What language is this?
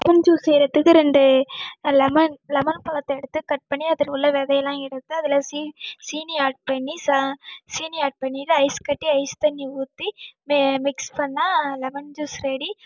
Tamil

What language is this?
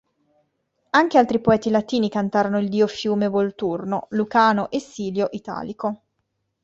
Italian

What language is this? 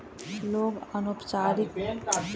Maithili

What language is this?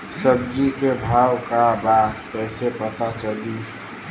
Bhojpuri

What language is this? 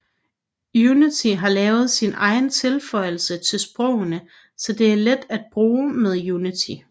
Danish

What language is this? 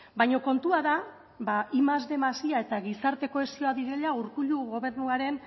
Basque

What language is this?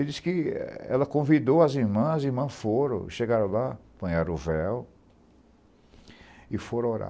Portuguese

